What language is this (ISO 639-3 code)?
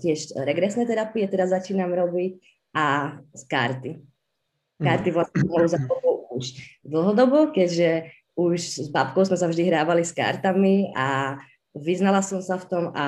ces